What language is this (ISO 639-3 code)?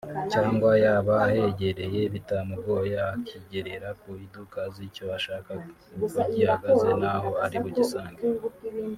kin